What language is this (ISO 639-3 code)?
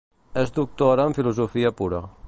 cat